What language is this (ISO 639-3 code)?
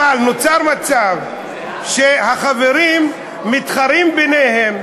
heb